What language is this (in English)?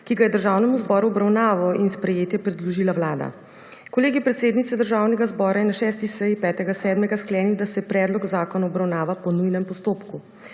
Slovenian